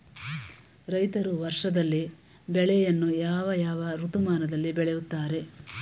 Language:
Kannada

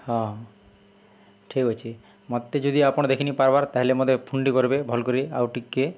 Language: Odia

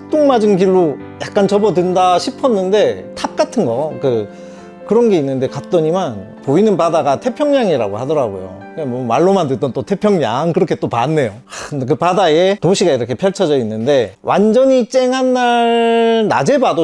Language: Korean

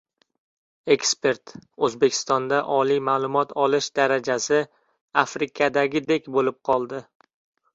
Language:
Uzbek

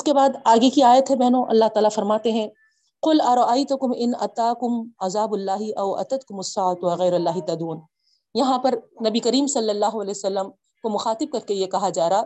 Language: Urdu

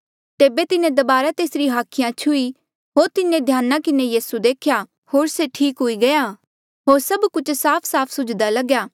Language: Mandeali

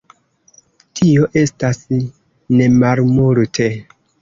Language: Esperanto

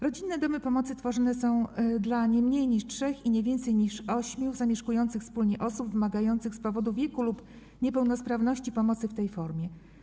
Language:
Polish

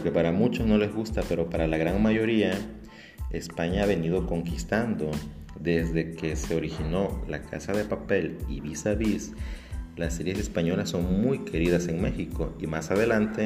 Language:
Spanish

